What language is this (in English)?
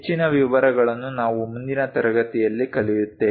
Kannada